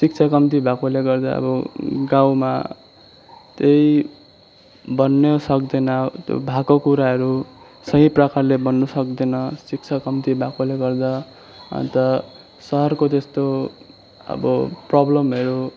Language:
Nepali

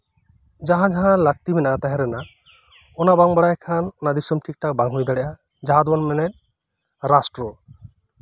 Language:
Santali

